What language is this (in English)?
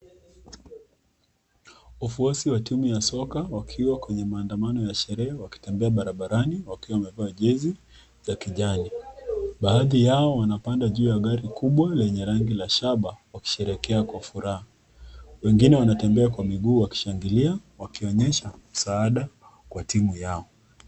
Swahili